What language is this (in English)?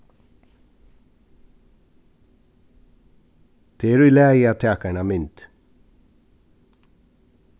Faroese